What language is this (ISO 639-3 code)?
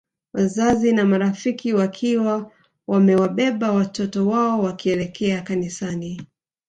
swa